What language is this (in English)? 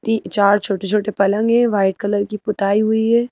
Hindi